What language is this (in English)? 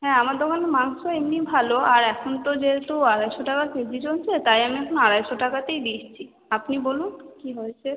Bangla